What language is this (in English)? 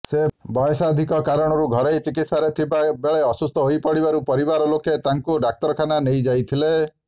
Odia